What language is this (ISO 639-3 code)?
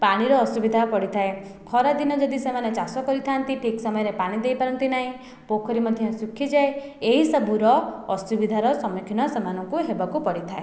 ori